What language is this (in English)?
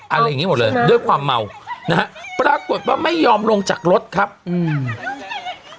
Thai